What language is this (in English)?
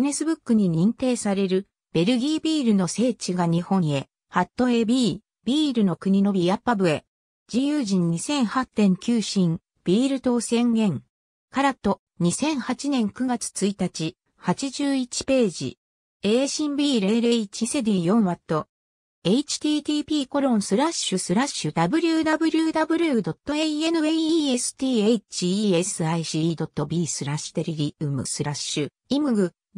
Japanese